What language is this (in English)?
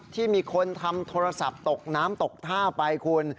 Thai